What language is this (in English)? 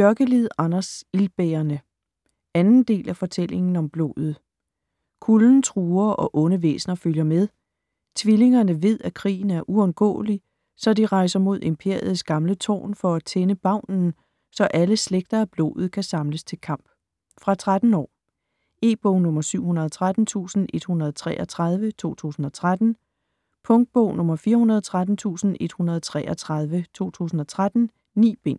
Danish